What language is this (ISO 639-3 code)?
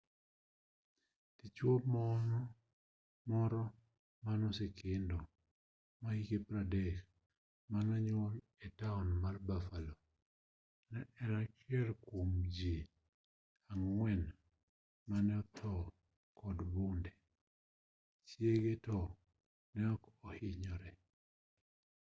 luo